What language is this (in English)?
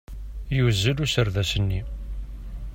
Kabyle